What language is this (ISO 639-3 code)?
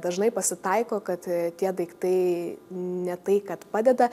lit